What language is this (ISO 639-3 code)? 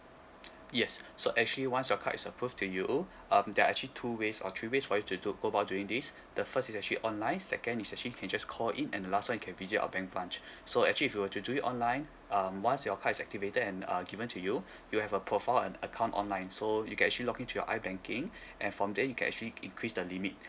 eng